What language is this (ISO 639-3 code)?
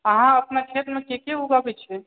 mai